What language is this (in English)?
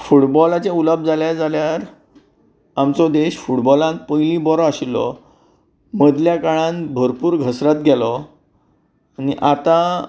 Konkani